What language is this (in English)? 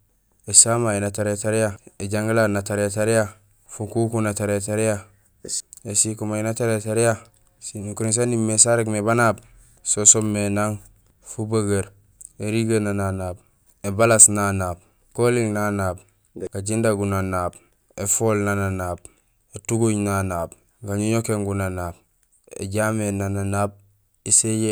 Gusilay